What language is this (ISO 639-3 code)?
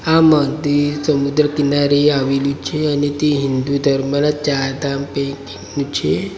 guj